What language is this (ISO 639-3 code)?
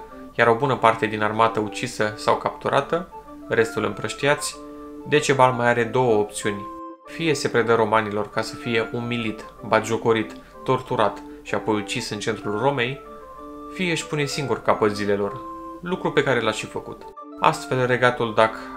ron